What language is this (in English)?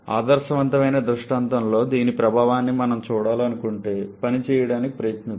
Telugu